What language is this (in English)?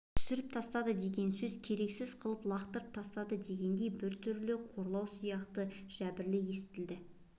Kazakh